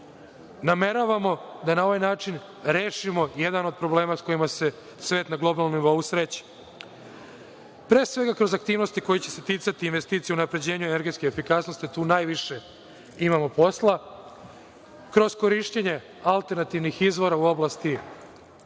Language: Serbian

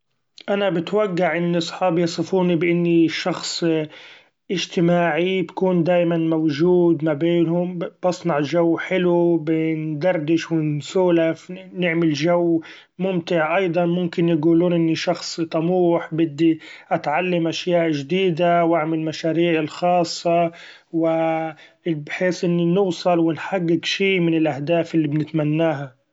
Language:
Gulf Arabic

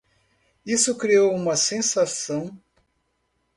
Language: Portuguese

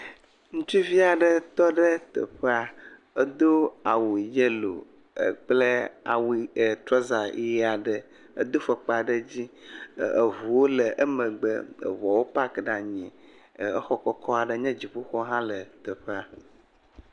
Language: Ewe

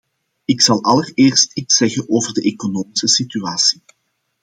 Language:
Dutch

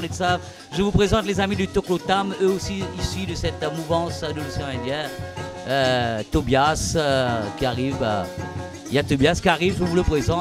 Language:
French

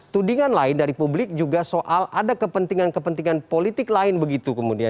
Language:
Indonesian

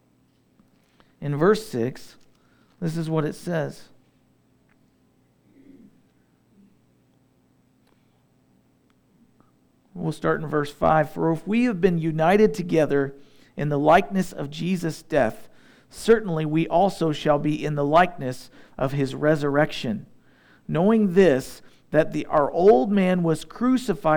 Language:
English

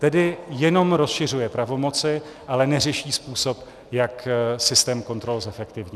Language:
Czech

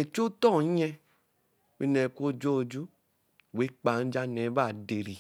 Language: Eleme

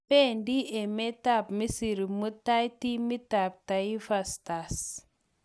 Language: Kalenjin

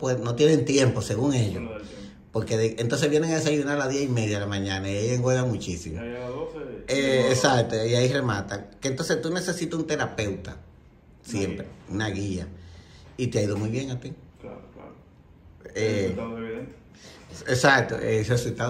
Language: Spanish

